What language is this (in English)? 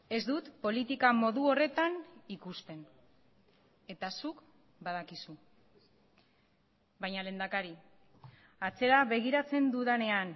Basque